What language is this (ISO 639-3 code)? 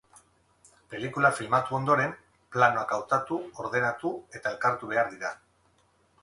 eus